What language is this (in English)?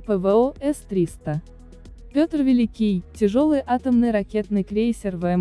Russian